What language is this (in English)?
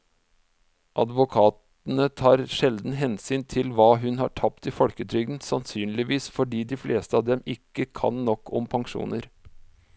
Norwegian